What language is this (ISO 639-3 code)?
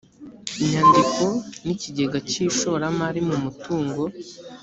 kin